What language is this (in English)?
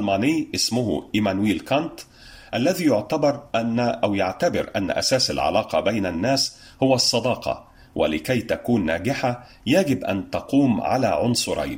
Arabic